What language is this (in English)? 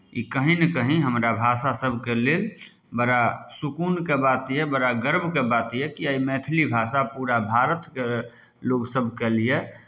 Maithili